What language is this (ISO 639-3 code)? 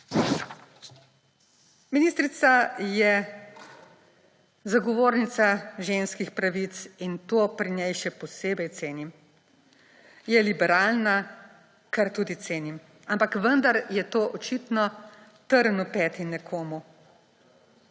slv